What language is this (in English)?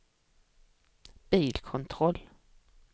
Swedish